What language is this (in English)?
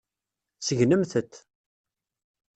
Kabyle